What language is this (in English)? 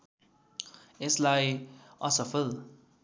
Nepali